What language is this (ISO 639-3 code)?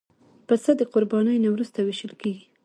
pus